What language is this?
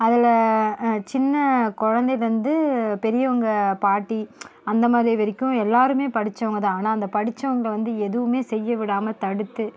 Tamil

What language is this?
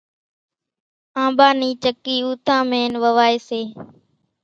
Kachi Koli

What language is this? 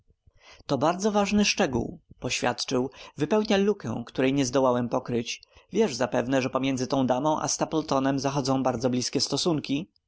Polish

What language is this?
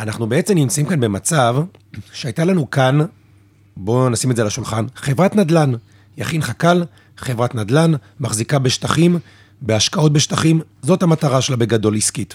Hebrew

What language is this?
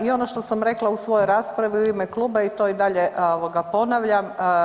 Croatian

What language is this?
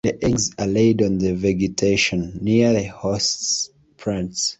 English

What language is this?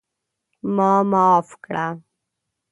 Pashto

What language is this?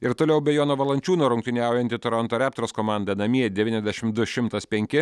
Lithuanian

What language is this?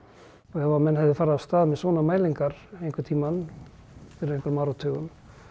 Icelandic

